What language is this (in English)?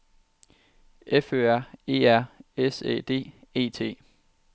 Danish